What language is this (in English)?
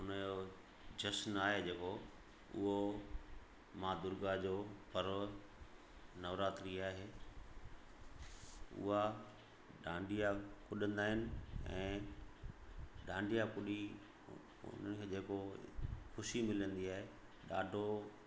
Sindhi